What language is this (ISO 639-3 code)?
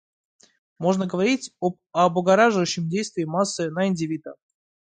rus